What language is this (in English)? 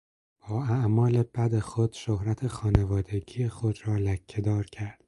Persian